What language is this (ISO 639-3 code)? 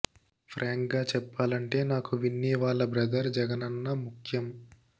tel